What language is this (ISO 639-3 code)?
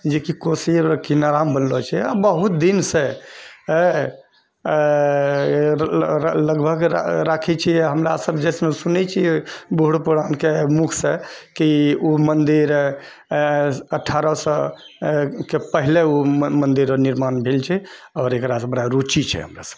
mai